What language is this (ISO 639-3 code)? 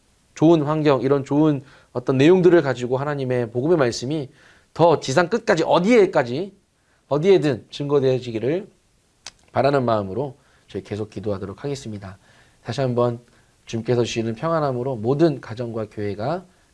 kor